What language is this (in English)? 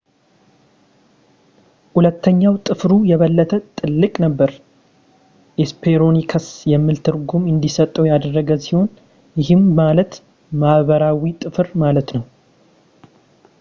Amharic